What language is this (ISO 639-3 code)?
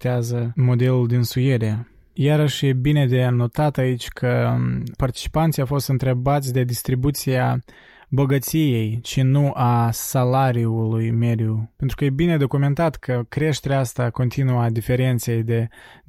ron